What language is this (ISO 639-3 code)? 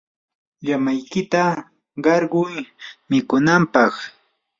qur